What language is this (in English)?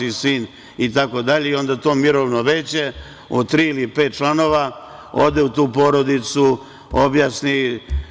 Serbian